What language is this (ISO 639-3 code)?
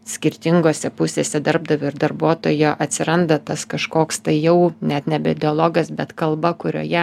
lit